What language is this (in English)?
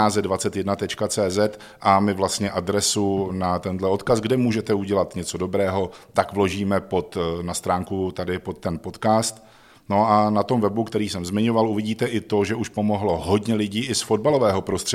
Czech